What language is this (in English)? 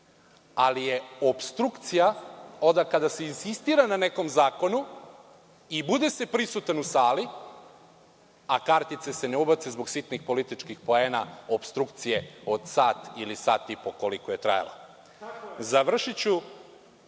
Serbian